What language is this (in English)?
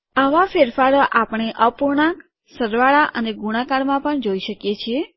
Gujarati